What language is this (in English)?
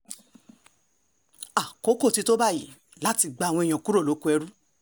Yoruba